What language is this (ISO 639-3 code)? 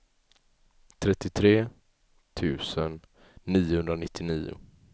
swe